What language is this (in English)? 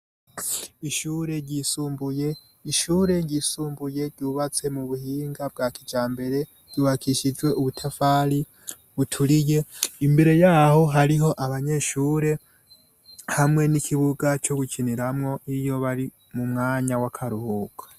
Rundi